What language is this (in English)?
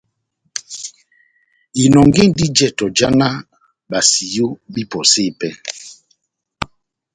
Batanga